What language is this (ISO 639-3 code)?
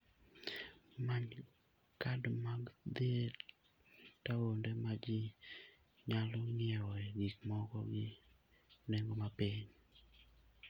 luo